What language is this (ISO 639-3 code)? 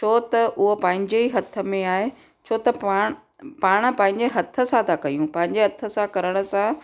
snd